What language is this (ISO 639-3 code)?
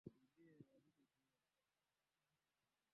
swa